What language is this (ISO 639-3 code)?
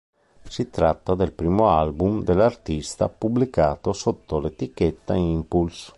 ita